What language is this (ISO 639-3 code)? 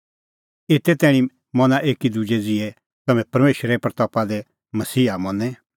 kfx